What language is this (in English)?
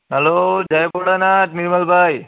Gujarati